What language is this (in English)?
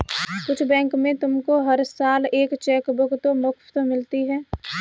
Hindi